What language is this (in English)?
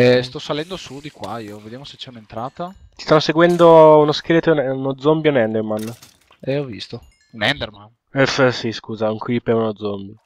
Italian